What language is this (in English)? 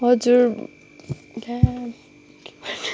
Nepali